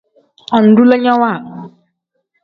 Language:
Tem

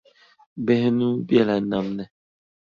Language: Dagbani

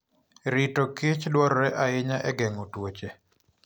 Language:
Luo (Kenya and Tanzania)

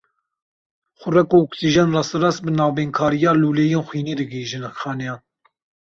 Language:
Kurdish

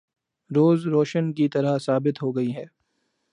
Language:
Urdu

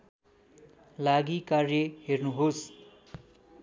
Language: Nepali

